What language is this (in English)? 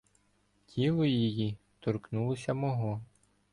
Ukrainian